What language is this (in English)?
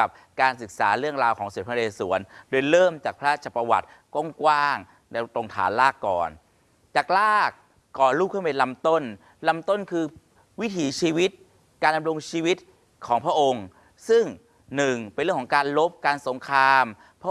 Thai